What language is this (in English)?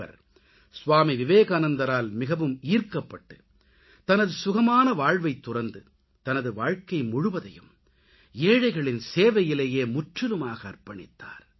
Tamil